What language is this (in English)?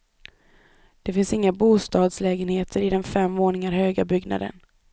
Swedish